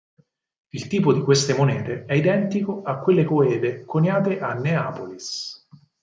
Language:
Italian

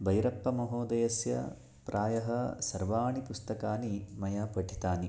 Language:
Sanskrit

